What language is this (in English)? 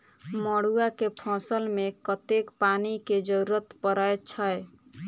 Maithili